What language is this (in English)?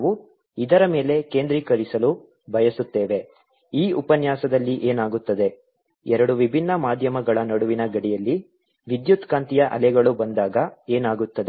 Kannada